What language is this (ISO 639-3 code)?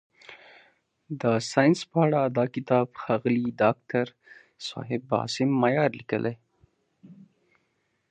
pus